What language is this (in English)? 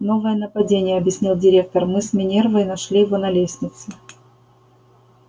Russian